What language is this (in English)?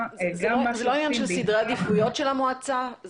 Hebrew